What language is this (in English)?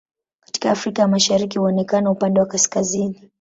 Swahili